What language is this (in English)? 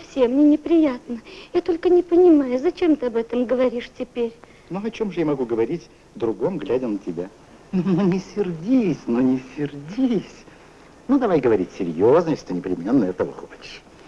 Russian